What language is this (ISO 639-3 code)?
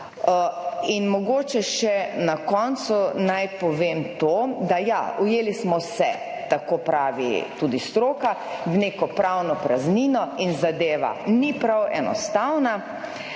slv